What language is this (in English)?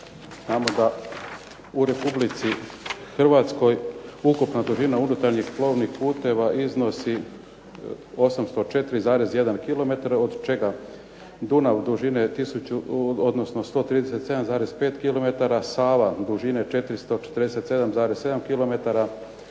Croatian